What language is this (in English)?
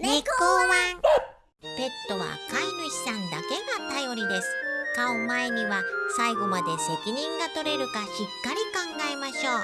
Japanese